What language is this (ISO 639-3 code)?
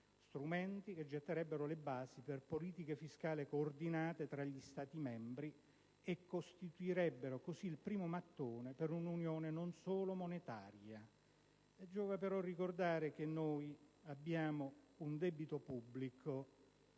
ita